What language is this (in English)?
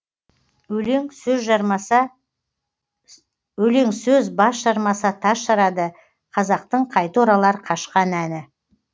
Kazakh